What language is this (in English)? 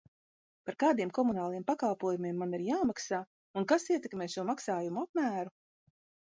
Latvian